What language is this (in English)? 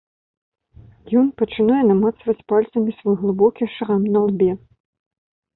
Belarusian